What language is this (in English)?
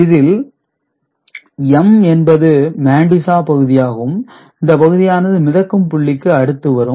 Tamil